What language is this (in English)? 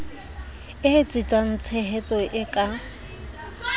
Southern Sotho